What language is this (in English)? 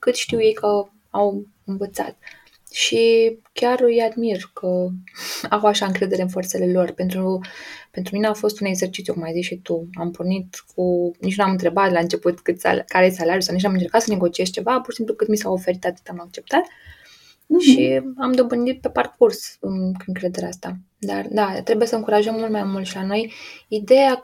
Romanian